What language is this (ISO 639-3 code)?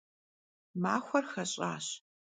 kbd